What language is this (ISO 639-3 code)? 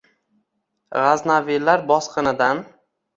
uzb